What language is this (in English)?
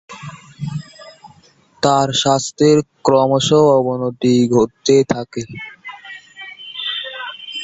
Bangla